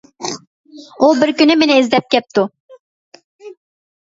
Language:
Uyghur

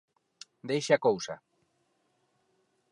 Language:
Galician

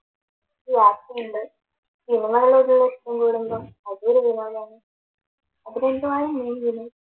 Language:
Malayalam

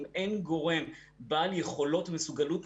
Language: Hebrew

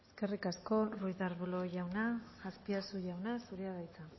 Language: Basque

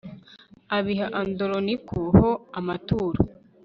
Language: Kinyarwanda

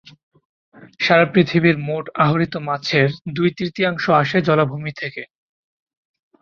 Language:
Bangla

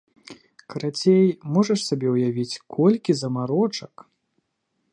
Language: Belarusian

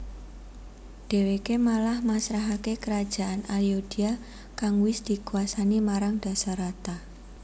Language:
Javanese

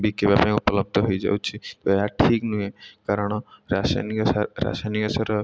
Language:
Odia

